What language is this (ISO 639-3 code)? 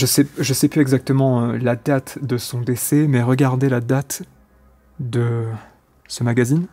fra